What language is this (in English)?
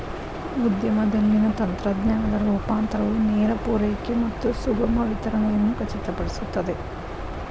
Kannada